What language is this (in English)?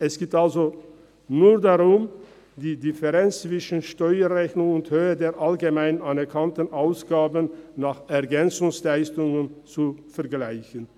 Swiss German